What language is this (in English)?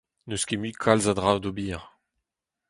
Breton